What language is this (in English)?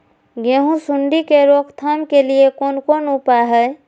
Maithili